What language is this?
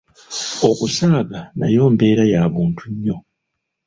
Ganda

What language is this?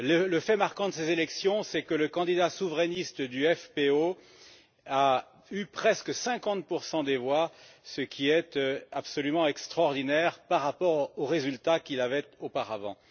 French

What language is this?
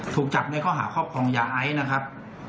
Thai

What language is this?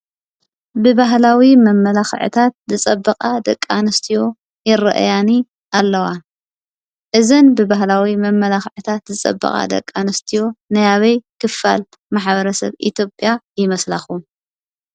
Tigrinya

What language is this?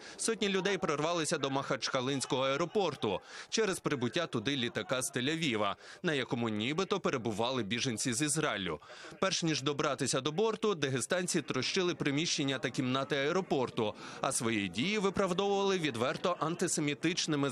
Ukrainian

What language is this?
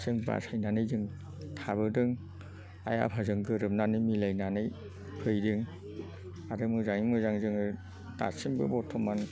Bodo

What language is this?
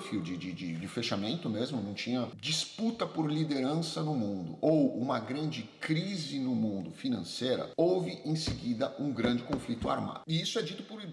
Portuguese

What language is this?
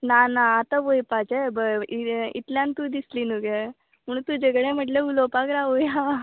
Konkani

